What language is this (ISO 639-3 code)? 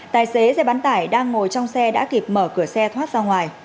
vie